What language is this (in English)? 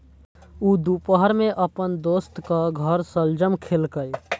Maithili